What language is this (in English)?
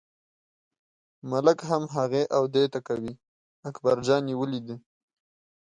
Pashto